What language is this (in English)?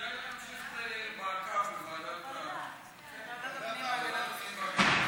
Hebrew